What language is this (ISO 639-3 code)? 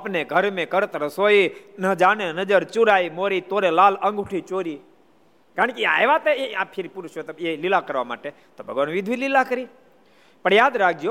guj